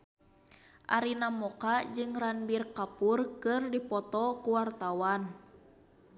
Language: Sundanese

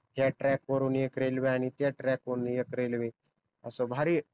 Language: Marathi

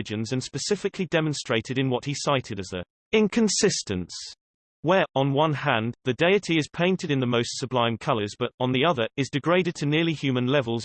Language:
English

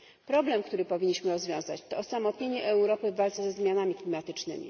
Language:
Polish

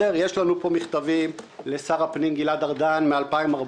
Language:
Hebrew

